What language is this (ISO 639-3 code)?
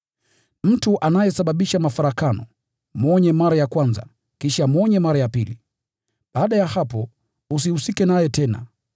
swa